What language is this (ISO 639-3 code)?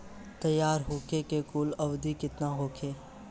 bho